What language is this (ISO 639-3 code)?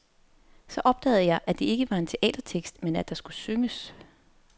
dan